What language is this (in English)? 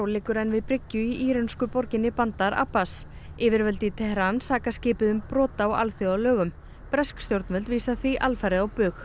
Icelandic